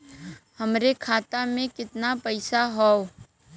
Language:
Bhojpuri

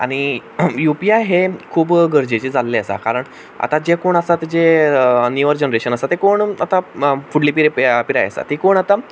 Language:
Konkani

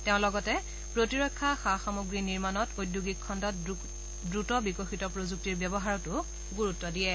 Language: Assamese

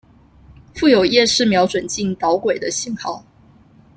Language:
Chinese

